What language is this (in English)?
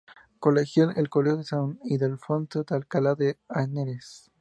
Spanish